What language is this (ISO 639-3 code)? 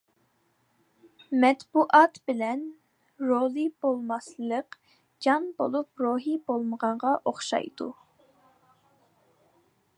uig